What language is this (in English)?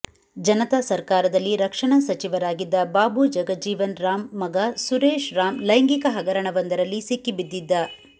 Kannada